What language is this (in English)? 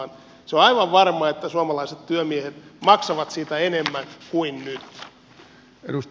Finnish